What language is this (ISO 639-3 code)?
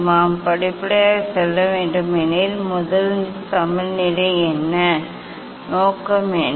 tam